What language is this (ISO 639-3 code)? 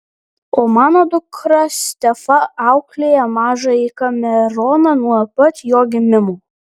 lit